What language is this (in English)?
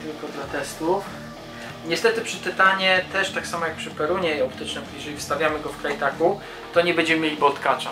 Polish